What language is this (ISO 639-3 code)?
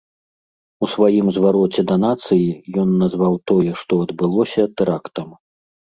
bel